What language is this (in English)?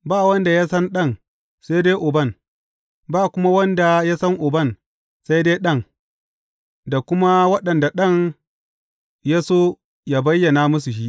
Hausa